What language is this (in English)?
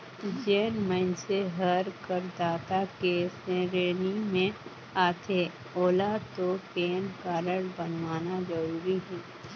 Chhattisgarhi